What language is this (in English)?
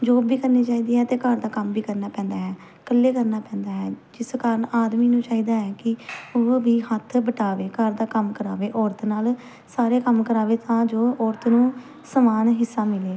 Punjabi